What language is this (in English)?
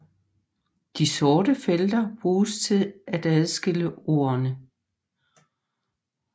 Danish